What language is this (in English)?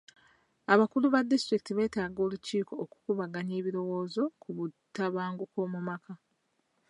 Ganda